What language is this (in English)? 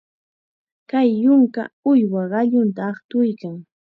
Chiquián Ancash Quechua